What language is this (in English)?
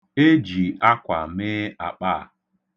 Igbo